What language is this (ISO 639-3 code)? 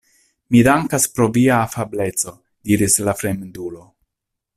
epo